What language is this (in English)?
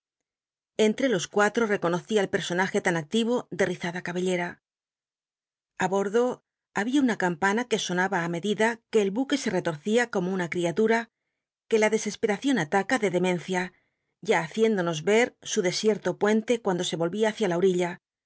Spanish